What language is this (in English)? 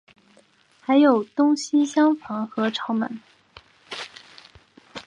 Chinese